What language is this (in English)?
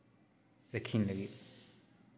Santali